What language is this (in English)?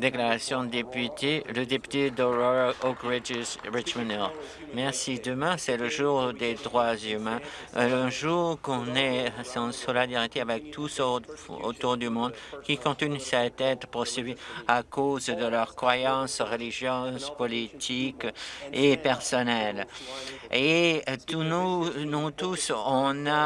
French